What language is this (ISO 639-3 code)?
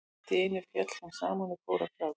isl